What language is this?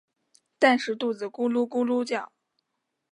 Chinese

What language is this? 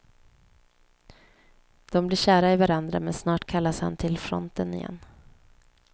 Swedish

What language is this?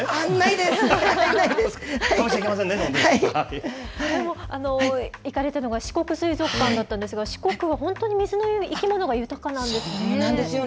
Japanese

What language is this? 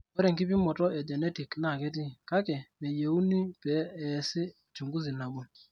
Masai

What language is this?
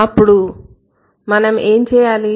Telugu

